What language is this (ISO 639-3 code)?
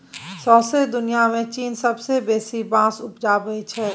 mai